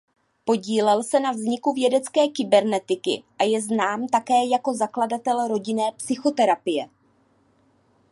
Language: Czech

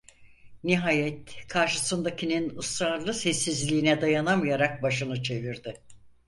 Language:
Turkish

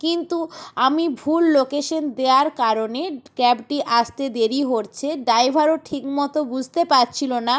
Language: Bangla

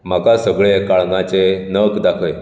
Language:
Konkani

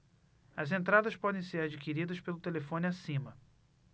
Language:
Portuguese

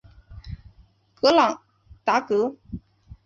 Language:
Chinese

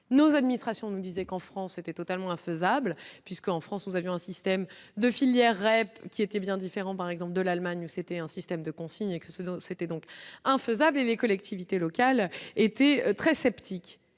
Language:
French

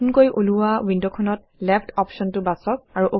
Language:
Assamese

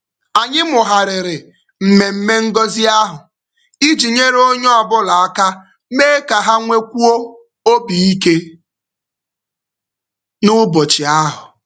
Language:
Igbo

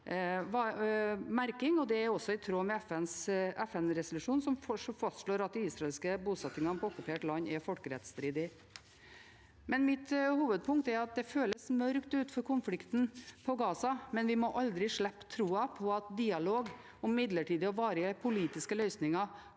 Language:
Norwegian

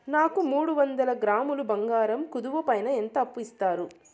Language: Telugu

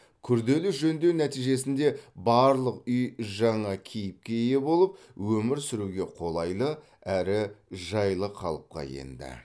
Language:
Kazakh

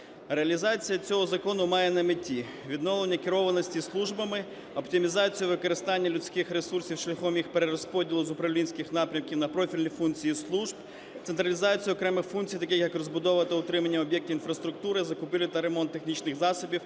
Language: Ukrainian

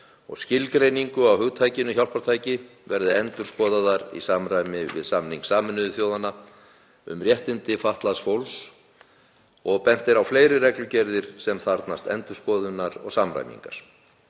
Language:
Icelandic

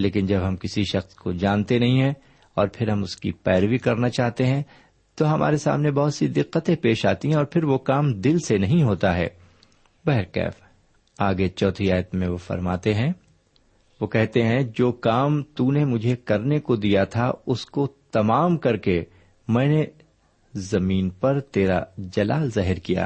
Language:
Urdu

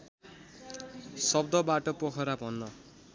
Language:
Nepali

